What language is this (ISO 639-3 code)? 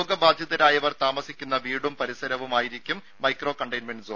mal